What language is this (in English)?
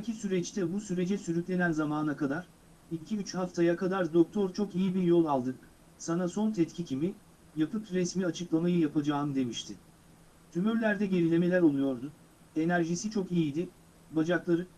Turkish